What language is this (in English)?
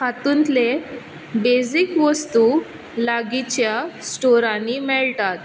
Konkani